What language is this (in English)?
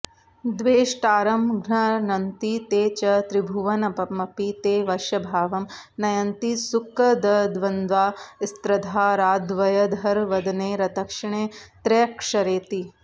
Sanskrit